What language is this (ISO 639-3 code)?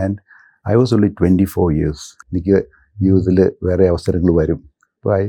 mal